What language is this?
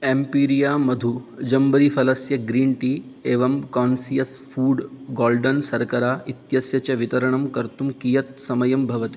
Sanskrit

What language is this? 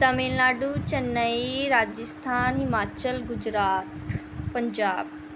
Punjabi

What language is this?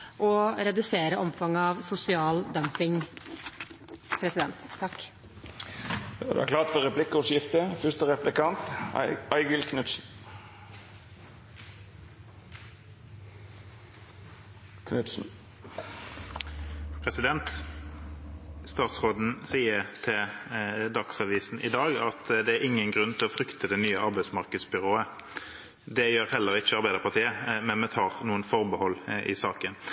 Norwegian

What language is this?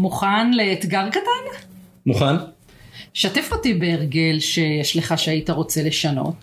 Hebrew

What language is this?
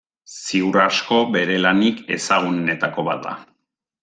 Basque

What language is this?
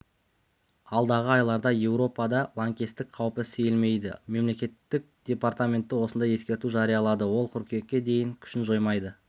Kazakh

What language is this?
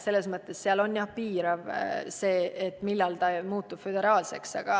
Estonian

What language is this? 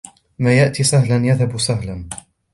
Arabic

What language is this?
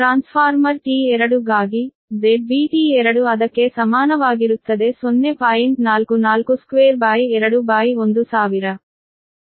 Kannada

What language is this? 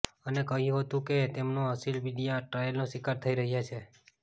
Gujarati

